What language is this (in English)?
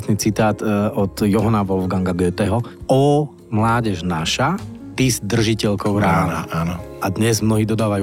Slovak